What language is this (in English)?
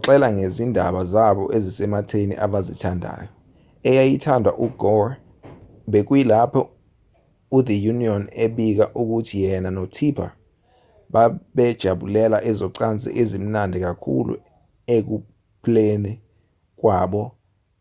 Zulu